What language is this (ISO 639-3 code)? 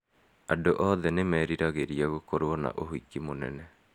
kik